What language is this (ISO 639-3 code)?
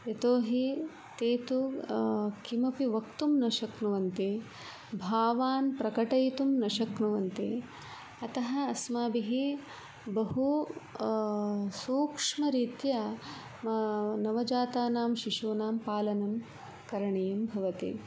san